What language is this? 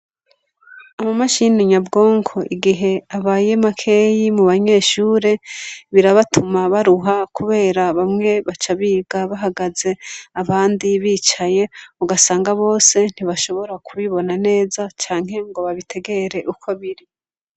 Rundi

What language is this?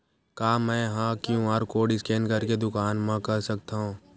Chhattisgarhi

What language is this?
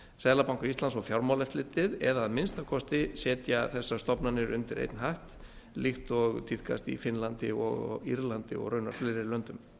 Icelandic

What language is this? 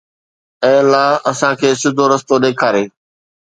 Sindhi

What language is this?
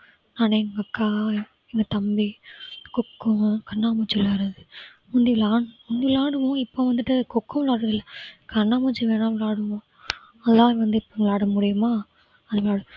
Tamil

